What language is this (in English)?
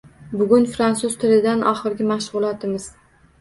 Uzbek